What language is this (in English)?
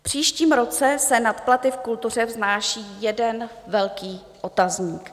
Czech